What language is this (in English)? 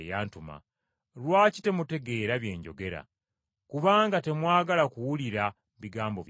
Ganda